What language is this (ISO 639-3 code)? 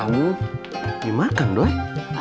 ind